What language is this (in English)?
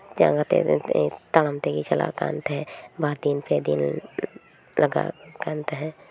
Santali